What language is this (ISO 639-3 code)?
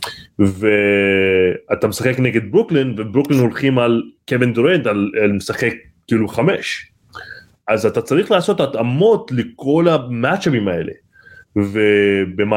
heb